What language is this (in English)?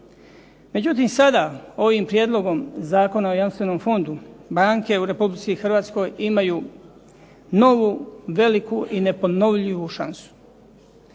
Croatian